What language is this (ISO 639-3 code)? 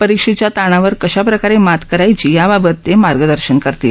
mar